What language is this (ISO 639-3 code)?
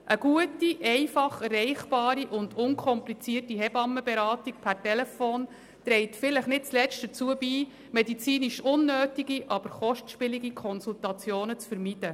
gsw